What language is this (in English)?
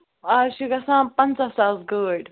Kashmiri